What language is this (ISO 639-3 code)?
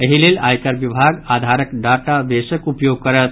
mai